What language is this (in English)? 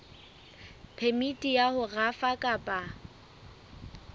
Southern Sotho